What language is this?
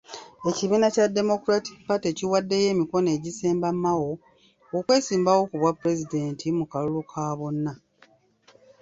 Ganda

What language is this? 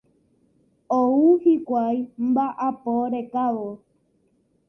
Guarani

